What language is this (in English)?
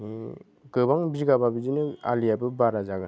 Bodo